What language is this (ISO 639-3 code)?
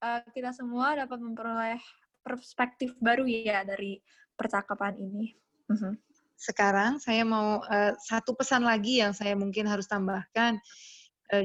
ind